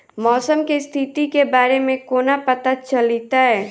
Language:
Maithili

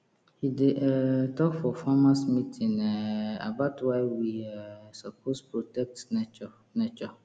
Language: Nigerian Pidgin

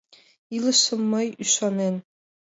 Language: Mari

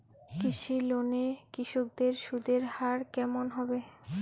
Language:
Bangla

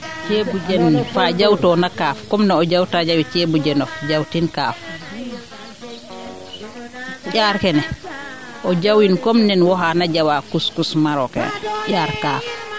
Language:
Serer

